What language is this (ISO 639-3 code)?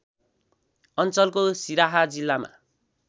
nep